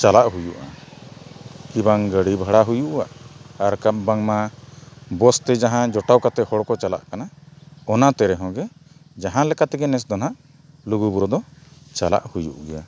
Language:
Santali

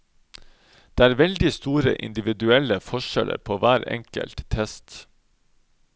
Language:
Norwegian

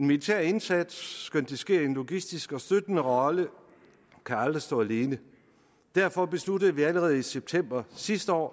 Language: Danish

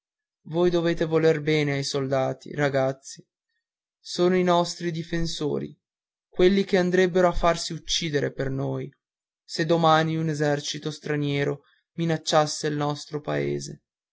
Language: Italian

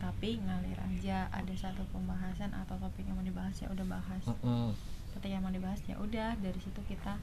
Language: Indonesian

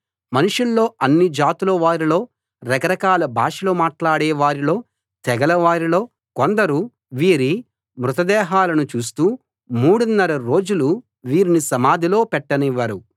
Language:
Telugu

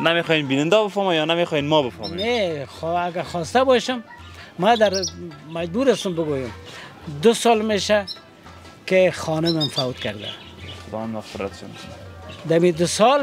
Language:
Persian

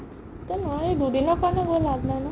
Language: Assamese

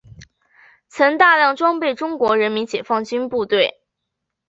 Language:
Chinese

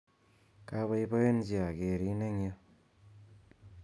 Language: Kalenjin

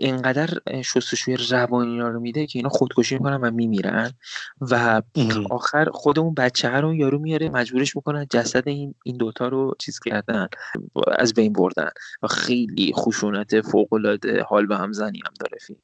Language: Persian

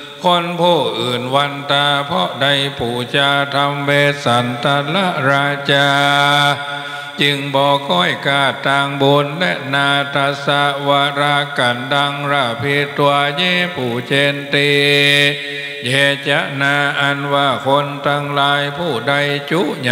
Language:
Thai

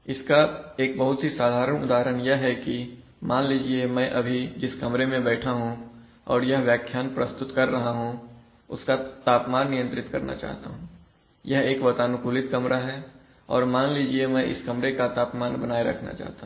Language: Hindi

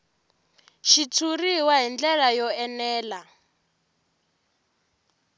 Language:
Tsonga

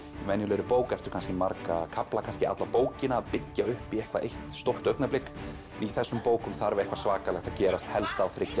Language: Icelandic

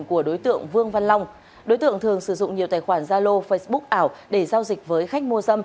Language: Vietnamese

